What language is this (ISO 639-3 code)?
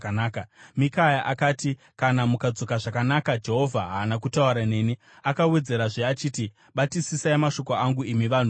sna